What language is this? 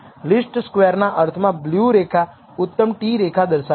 Gujarati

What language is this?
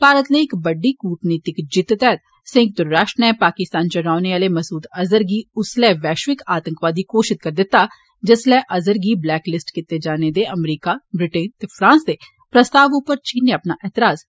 Dogri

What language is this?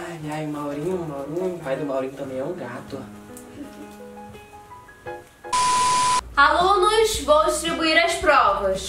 Portuguese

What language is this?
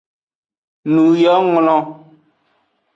Aja (Benin)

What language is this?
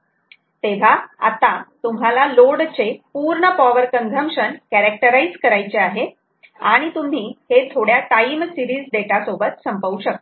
Marathi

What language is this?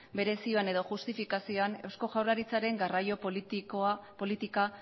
Basque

